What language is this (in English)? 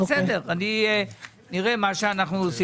Hebrew